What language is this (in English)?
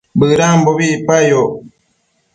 Matsés